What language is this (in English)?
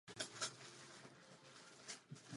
Czech